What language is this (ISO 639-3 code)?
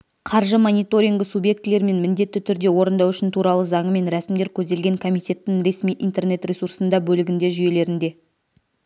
kaz